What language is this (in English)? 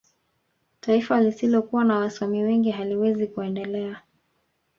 Swahili